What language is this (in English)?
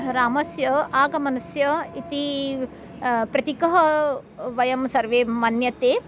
Sanskrit